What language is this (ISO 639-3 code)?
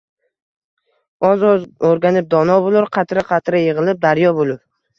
uzb